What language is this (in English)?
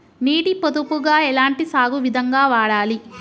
Telugu